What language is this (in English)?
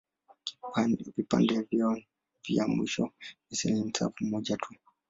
Swahili